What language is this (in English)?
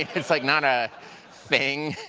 English